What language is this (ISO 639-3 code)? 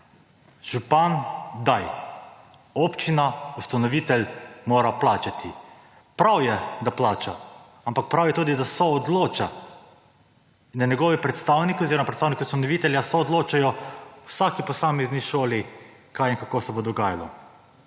slv